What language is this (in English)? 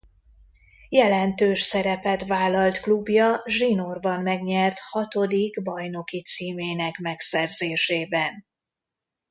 Hungarian